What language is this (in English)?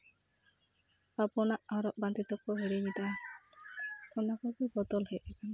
Santali